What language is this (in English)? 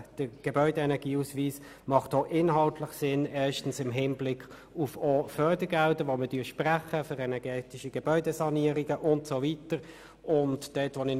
Swiss German